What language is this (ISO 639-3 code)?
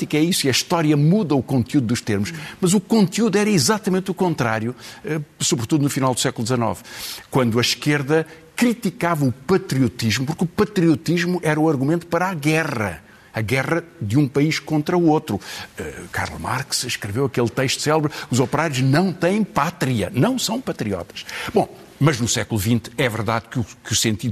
por